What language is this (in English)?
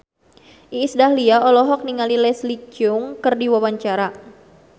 Sundanese